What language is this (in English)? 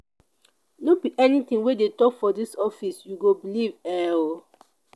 Nigerian Pidgin